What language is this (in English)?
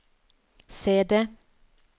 Norwegian